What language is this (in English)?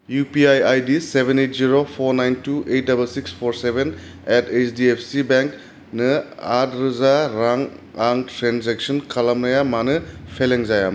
Bodo